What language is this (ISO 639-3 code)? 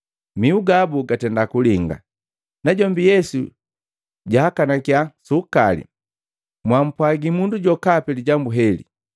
mgv